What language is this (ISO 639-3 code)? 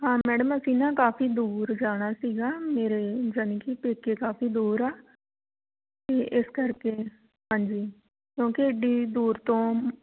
pan